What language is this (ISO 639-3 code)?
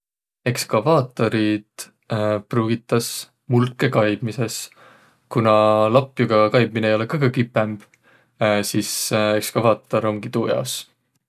vro